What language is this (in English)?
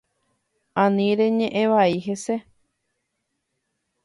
Guarani